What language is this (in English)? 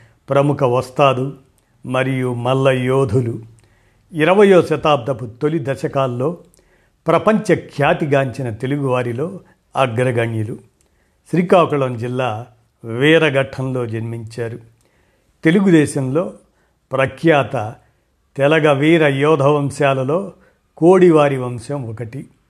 Telugu